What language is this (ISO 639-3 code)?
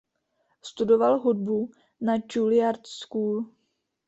ces